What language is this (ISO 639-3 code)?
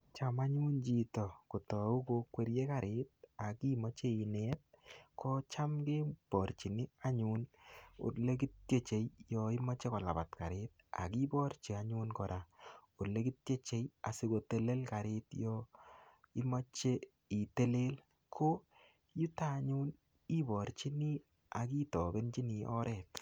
kln